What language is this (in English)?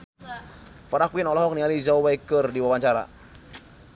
Sundanese